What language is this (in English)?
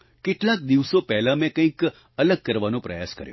Gujarati